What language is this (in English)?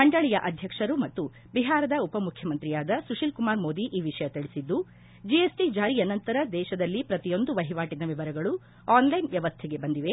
Kannada